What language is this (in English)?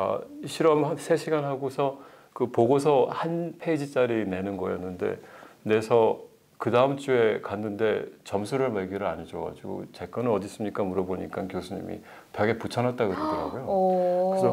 Korean